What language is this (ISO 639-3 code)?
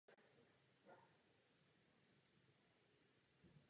ces